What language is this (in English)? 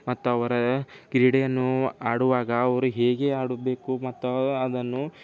Kannada